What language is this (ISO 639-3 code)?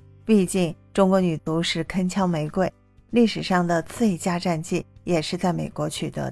zho